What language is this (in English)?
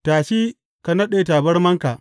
Hausa